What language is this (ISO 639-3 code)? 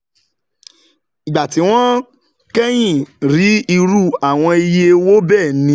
yor